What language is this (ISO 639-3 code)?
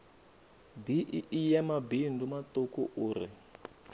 ven